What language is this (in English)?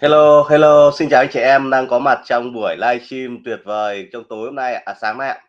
Vietnamese